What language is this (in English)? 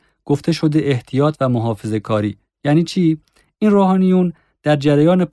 Persian